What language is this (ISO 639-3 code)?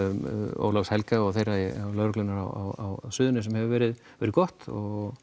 isl